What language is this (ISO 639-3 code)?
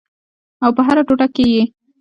pus